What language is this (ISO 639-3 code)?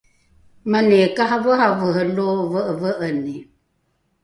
dru